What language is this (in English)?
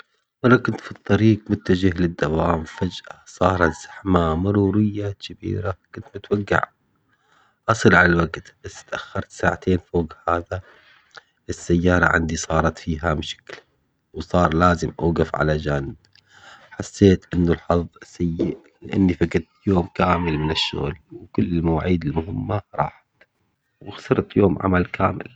Omani Arabic